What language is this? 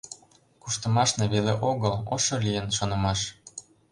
Mari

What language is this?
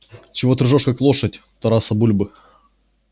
Russian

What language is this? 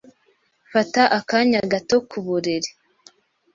Kinyarwanda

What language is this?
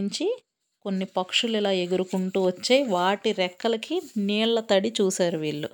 Telugu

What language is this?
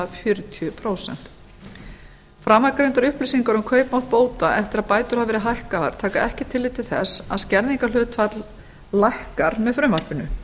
Icelandic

